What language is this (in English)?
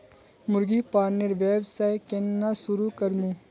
Magahi